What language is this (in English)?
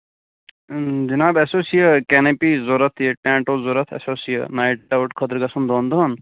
Kashmiri